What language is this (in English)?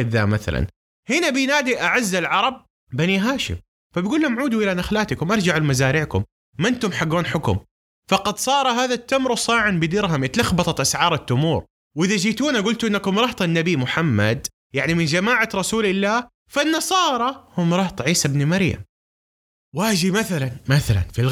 Arabic